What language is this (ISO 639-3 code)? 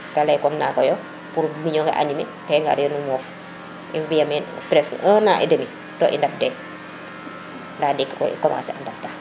srr